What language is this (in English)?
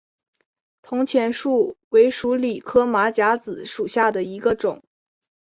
Chinese